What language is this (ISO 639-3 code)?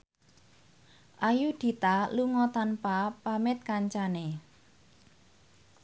jav